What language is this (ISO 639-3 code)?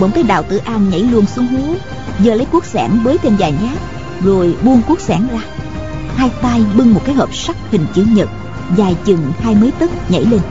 vie